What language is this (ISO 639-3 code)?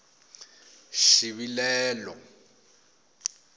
tso